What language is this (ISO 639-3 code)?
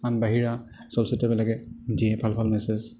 asm